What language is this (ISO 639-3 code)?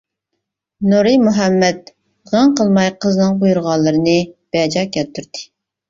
uig